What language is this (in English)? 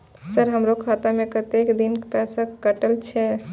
Maithili